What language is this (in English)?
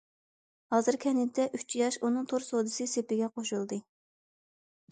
Uyghur